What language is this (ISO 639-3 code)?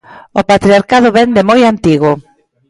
glg